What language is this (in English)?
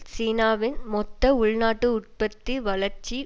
Tamil